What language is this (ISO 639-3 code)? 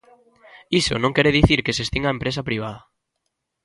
glg